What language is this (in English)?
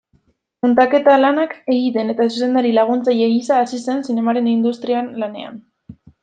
Basque